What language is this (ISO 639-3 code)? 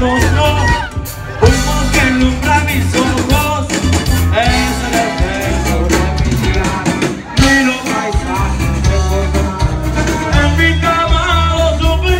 ron